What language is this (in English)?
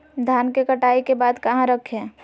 Magahi